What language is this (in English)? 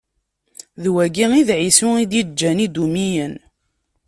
Kabyle